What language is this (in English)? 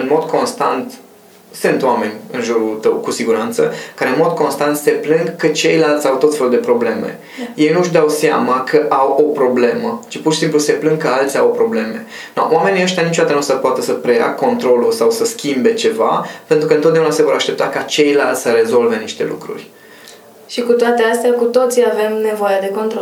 Romanian